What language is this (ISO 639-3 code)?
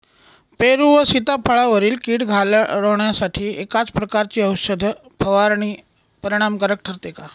mar